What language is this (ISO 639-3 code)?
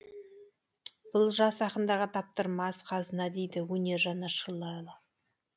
kaz